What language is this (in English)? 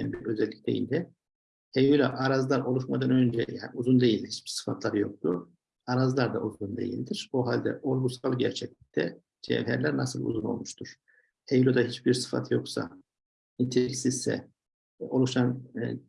Turkish